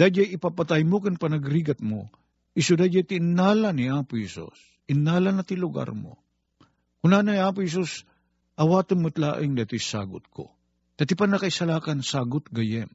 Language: Filipino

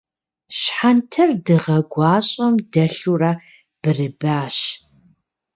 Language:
Kabardian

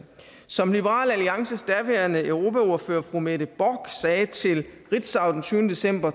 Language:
Danish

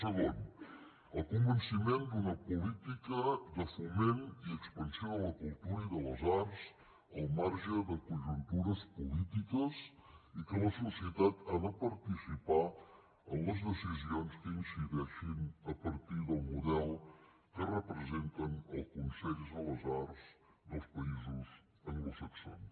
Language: Catalan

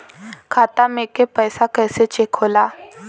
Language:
Bhojpuri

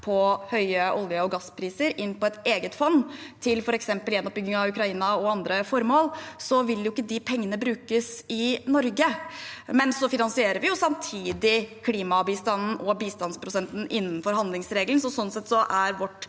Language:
Norwegian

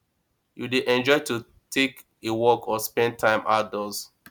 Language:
Nigerian Pidgin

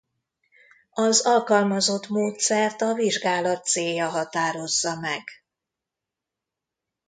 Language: Hungarian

